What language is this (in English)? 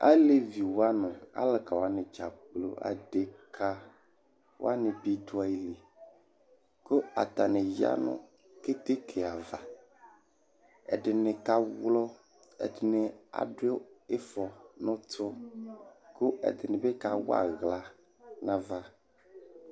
Ikposo